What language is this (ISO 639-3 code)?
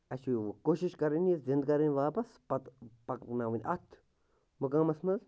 kas